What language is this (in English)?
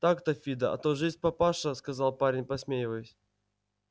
Russian